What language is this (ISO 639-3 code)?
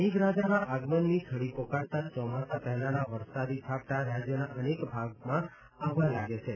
guj